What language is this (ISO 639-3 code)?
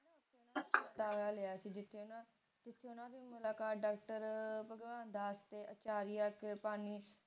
pan